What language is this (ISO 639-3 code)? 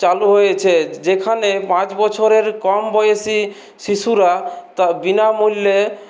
ben